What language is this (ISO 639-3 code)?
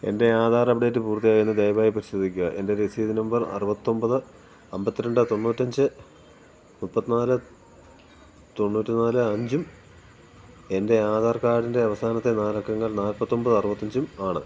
mal